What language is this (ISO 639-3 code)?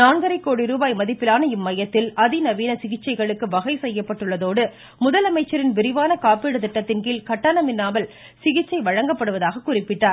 tam